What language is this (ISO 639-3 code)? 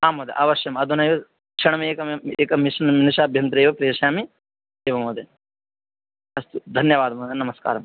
san